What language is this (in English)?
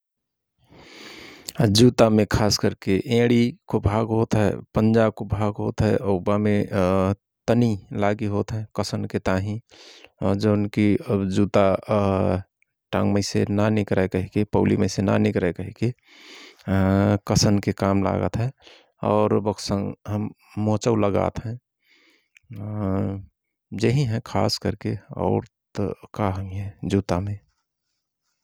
Rana Tharu